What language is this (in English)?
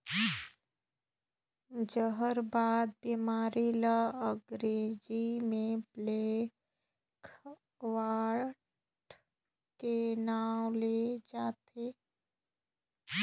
Chhattisgarhi